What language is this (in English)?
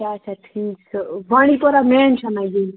Kashmiri